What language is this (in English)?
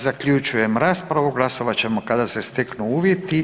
Croatian